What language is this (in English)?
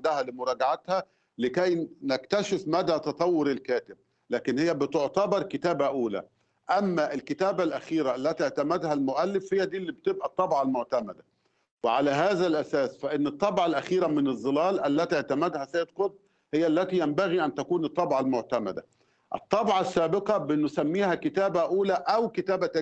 Arabic